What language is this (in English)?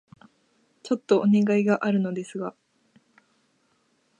Japanese